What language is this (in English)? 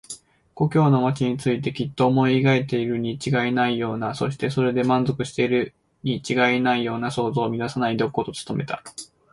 Japanese